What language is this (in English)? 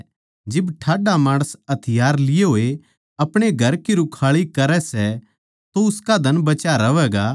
Haryanvi